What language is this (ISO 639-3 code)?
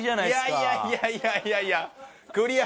jpn